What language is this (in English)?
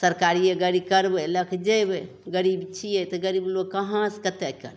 Maithili